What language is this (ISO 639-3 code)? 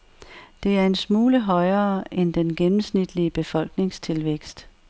dan